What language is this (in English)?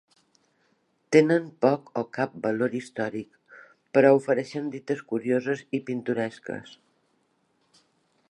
Catalan